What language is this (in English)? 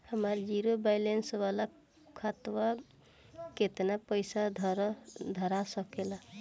Bhojpuri